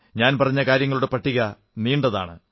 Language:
Malayalam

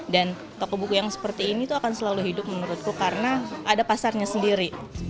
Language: Indonesian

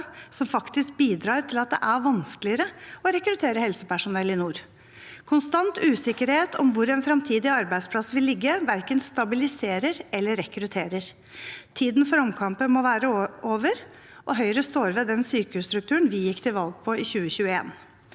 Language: Norwegian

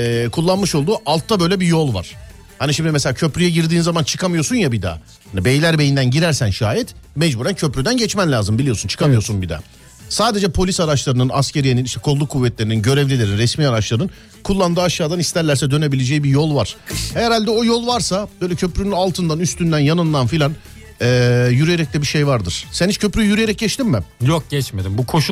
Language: Turkish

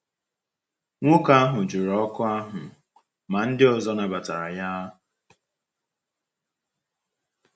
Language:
Igbo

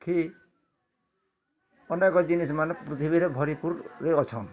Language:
Odia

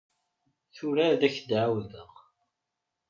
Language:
Kabyle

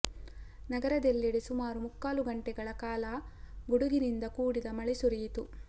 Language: Kannada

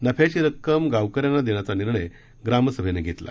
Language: Marathi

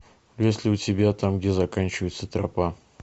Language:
Russian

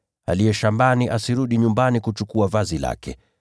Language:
Swahili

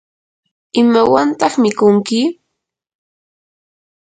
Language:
Yanahuanca Pasco Quechua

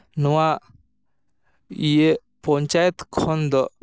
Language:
Santali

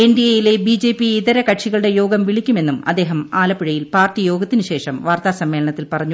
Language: Malayalam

